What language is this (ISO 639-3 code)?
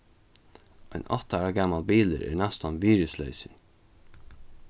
fao